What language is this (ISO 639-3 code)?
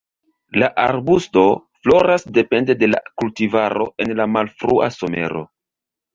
epo